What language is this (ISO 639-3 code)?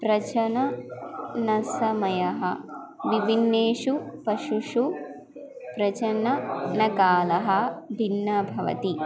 san